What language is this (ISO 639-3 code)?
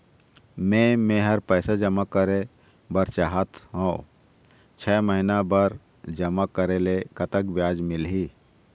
hne